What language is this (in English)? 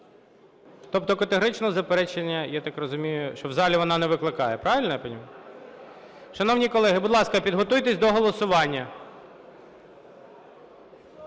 Ukrainian